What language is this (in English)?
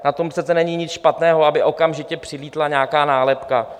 Czech